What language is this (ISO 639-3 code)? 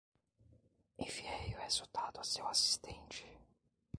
por